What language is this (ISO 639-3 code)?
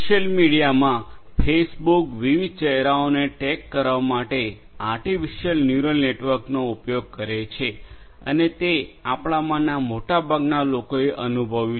guj